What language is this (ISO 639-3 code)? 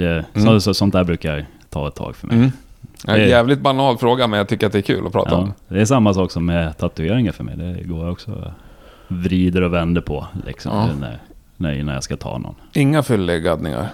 swe